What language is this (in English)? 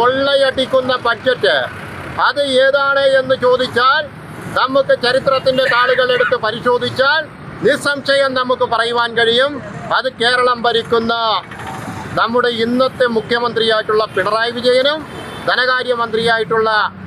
Romanian